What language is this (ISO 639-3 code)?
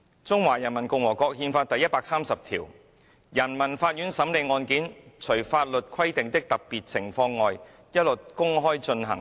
yue